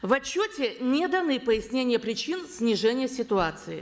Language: Kazakh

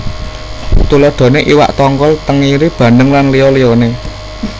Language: Javanese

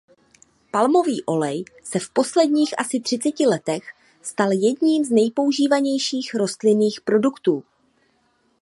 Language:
Czech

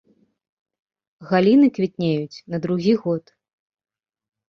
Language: Belarusian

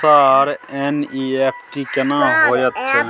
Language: Maithili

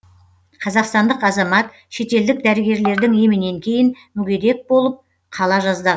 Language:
Kazakh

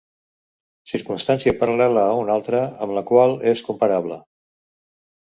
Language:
Catalan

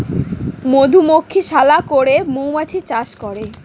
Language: Bangla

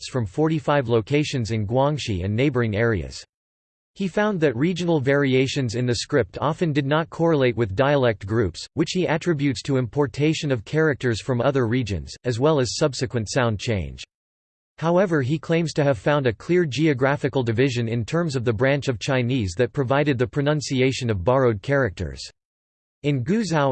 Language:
English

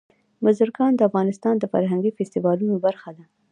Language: Pashto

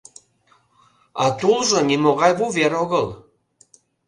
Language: Mari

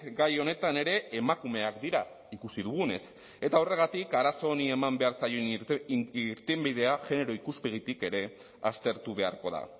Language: Basque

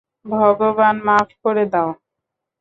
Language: Bangla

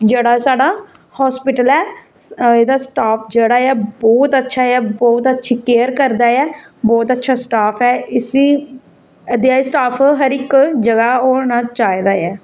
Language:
Dogri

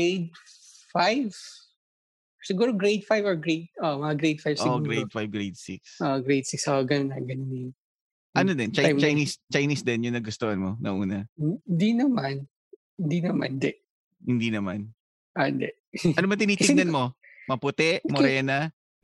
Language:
Filipino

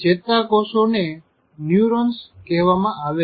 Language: Gujarati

